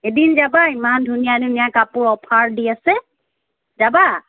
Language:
Assamese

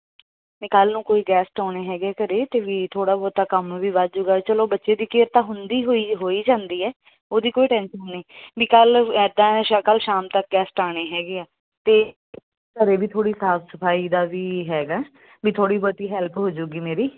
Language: Punjabi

